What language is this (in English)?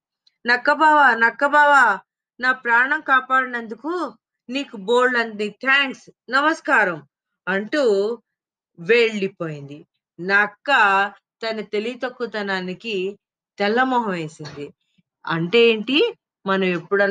Telugu